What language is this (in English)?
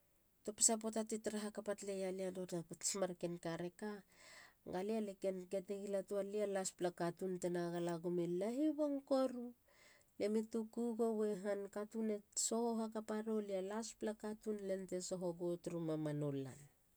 Halia